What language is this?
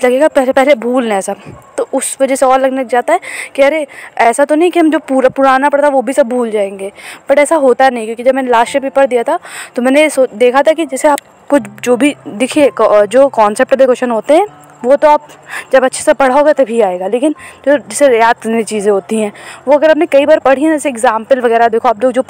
Hindi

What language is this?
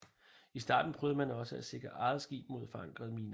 Danish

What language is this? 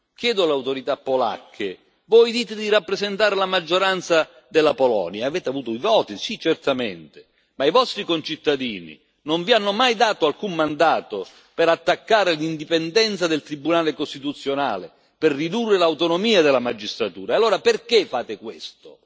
Italian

